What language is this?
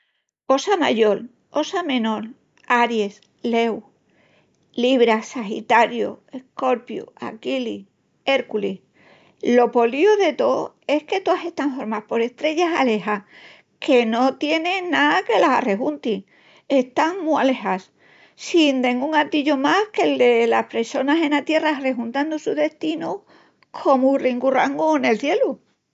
Extremaduran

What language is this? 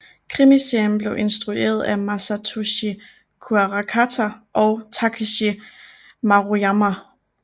Danish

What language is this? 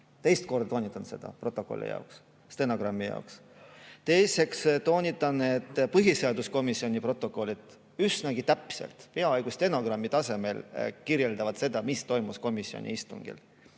Estonian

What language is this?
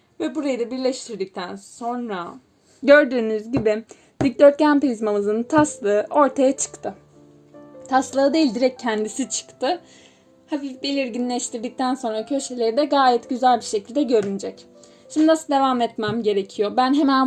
Turkish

